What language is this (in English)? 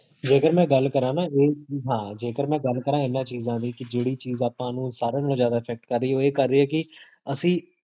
Punjabi